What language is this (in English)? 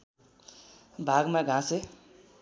Nepali